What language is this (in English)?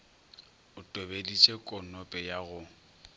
Northern Sotho